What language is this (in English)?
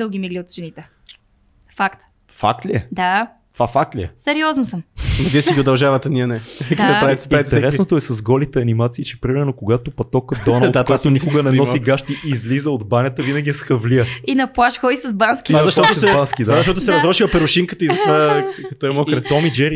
Bulgarian